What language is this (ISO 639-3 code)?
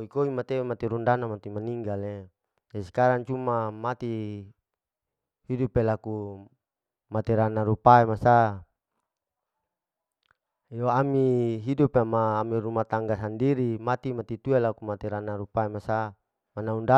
alo